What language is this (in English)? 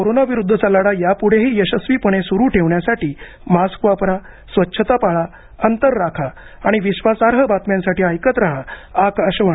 Marathi